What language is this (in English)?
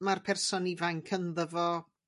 Welsh